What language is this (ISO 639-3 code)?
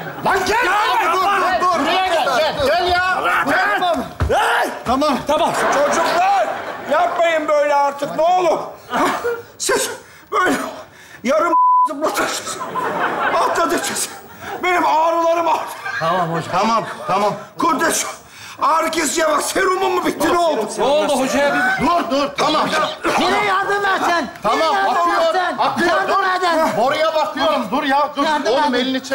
tur